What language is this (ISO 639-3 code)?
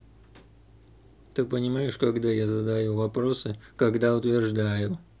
rus